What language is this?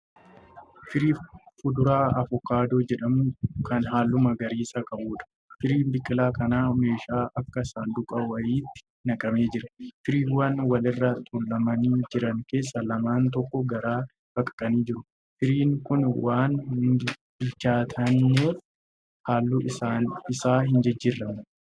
Oromo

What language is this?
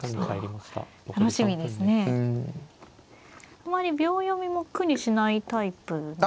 Japanese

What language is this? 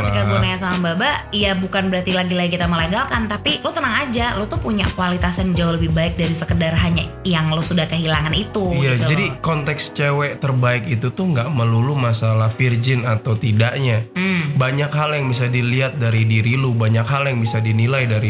Indonesian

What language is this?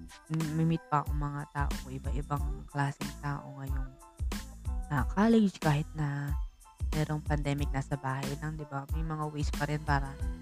Filipino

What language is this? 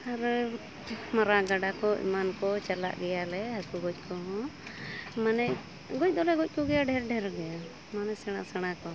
Santali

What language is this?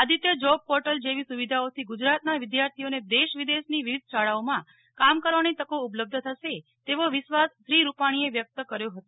Gujarati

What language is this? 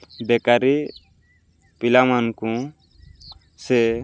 Odia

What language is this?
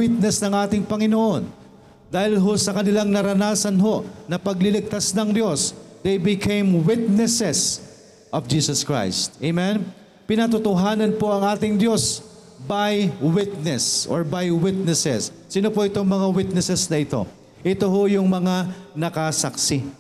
Filipino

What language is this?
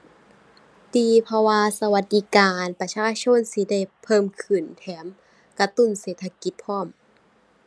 Thai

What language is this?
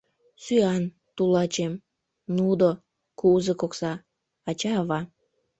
Mari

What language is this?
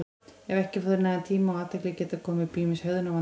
Icelandic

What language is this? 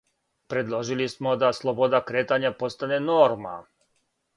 Serbian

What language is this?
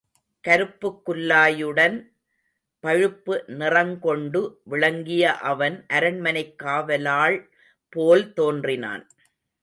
Tamil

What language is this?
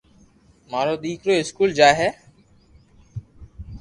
Loarki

